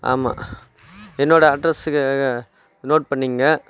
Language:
Tamil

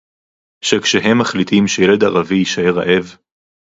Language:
Hebrew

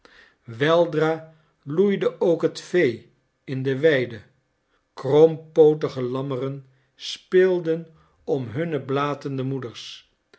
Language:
Dutch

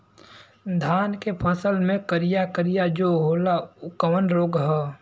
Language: Bhojpuri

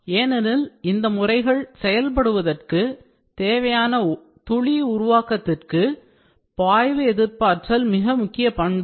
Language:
Tamil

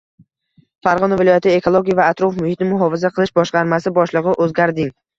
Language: Uzbek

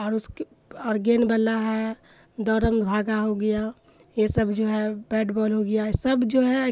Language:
Urdu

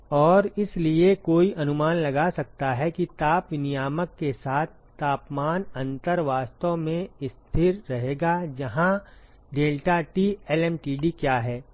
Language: Hindi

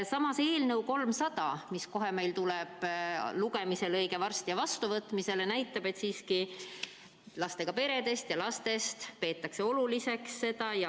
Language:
Estonian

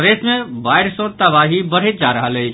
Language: Maithili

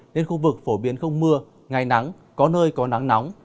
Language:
Vietnamese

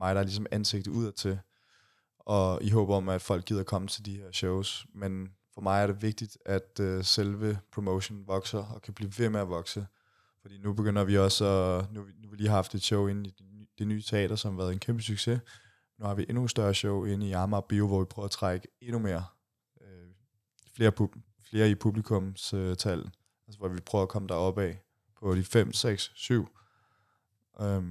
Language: Danish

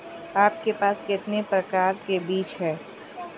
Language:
Hindi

